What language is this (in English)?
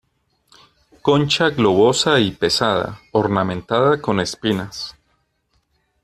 Spanish